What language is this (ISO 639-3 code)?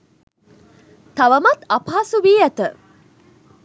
sin